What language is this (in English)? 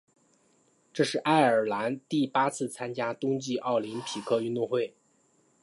Chinese